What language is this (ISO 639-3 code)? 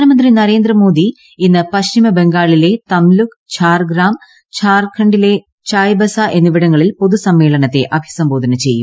mal